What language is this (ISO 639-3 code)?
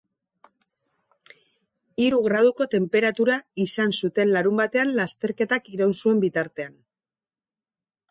eus